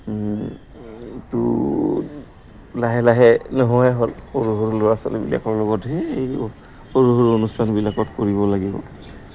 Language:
Assamese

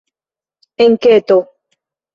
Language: Esperanto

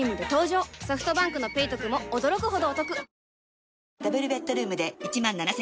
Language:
Japanese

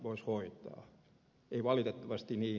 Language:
Finnish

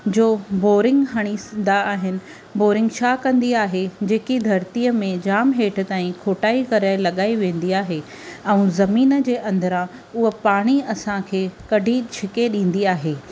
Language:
Sindhi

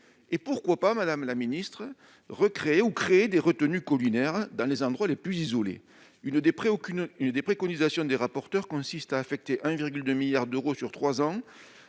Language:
French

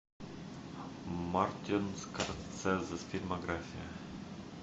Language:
Russian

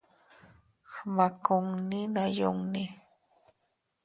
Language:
Teutila Cuicatec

